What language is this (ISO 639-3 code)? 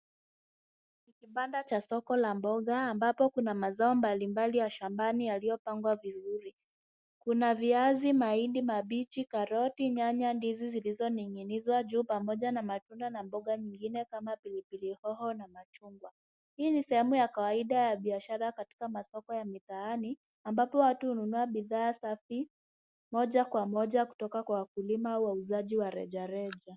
swa